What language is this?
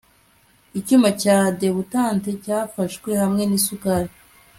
Kinyarwanda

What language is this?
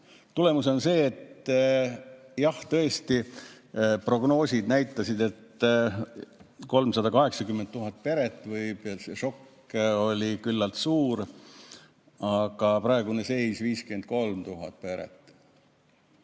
Estonian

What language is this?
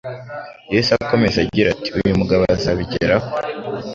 Kinyarwanda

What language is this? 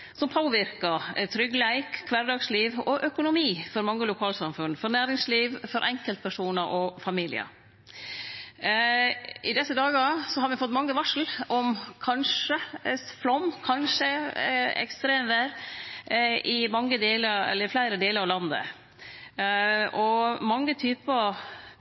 Norwegian Nynorsk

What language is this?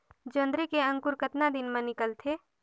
Chhattisgarhi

